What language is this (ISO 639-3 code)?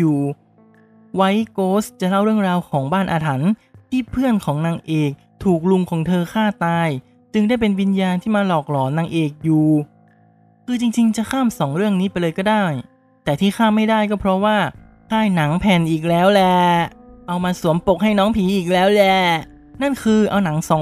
tha